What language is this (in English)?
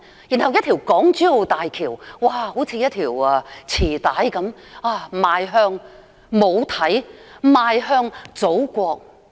Cantonese